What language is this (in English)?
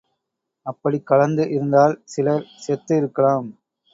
Tamil